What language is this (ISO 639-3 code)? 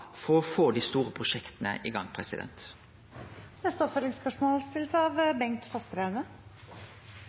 nno